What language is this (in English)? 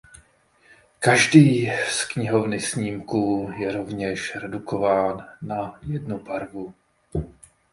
Czech